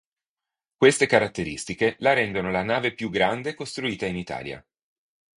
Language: Italian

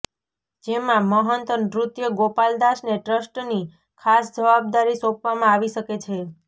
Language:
Gujarati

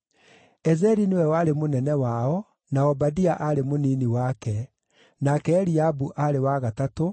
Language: Kikuyu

